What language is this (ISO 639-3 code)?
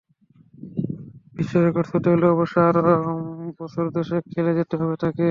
ben